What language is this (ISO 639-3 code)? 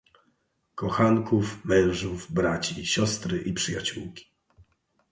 pol